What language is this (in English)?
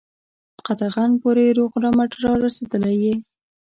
Pashto